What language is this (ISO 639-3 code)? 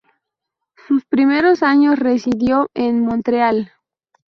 spa